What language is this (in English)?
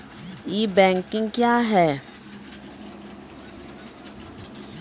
Maithili